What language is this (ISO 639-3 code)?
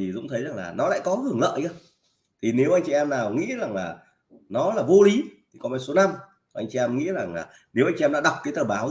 vie